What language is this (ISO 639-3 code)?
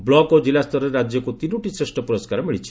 ori